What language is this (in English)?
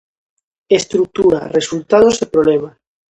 Galician